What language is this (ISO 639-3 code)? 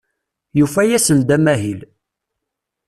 kab